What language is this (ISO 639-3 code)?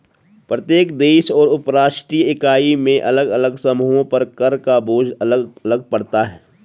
hin